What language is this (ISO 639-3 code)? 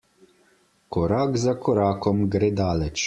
slv